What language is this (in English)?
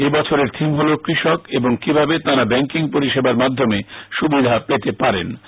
Bangla